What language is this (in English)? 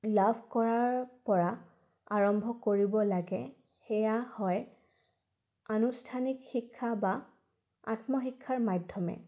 Assamese